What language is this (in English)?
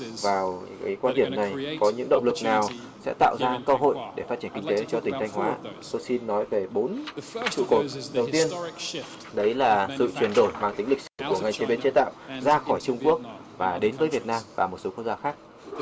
Vietnamese